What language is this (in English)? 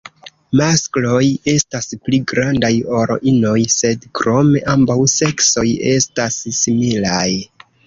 Esperanto